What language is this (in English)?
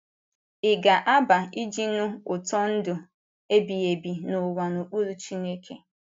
Igbo